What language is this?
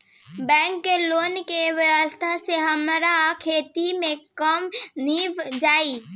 Bhojpuri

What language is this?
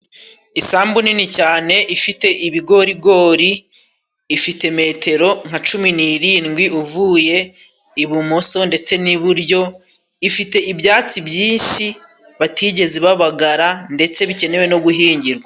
Kinyarwanda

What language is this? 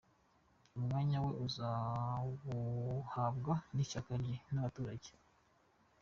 Kinyarwanda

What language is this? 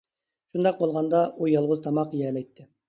Uyghur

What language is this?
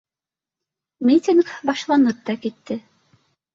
Bashkir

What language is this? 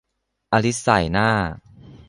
Thai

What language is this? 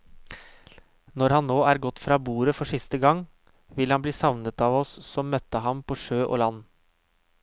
Norwegian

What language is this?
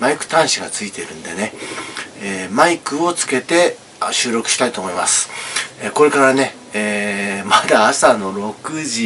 Japanese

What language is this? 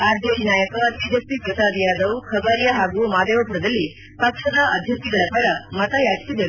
Kannada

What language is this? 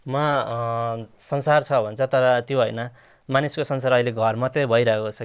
Nepali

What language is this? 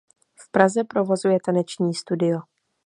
Czech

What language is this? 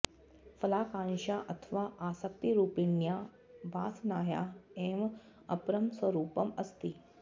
Sanskrit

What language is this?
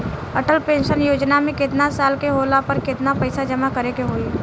Bhojpuri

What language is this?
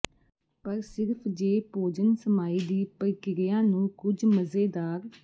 Punjabi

